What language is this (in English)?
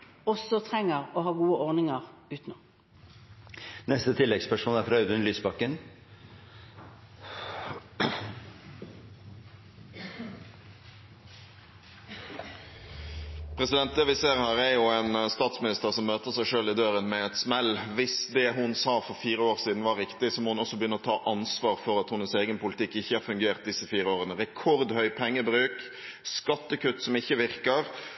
Norwegian